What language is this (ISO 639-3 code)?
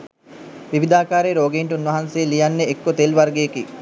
sin